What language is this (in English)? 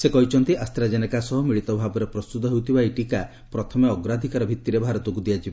Odia